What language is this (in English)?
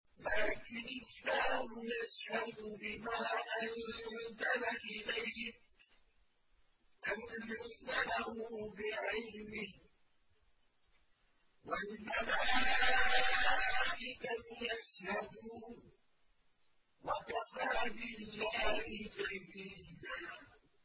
Arabic